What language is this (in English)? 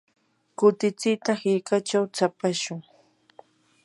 Yanahuanca Pasco Quechua